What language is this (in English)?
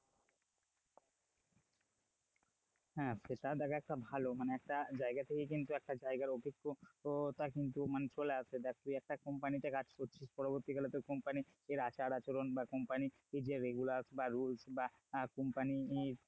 Bangla